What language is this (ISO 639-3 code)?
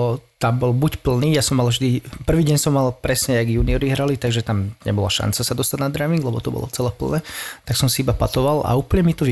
slk